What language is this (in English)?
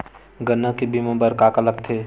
Chhattisgarhi